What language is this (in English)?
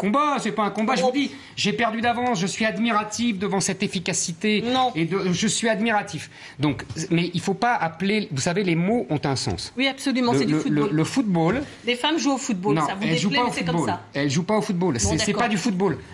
French